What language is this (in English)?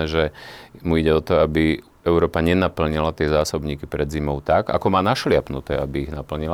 Slovak